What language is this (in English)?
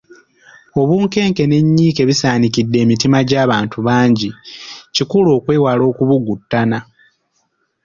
Ganda